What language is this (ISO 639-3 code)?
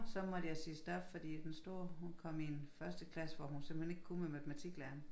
dan